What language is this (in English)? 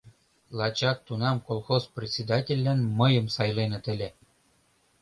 Mari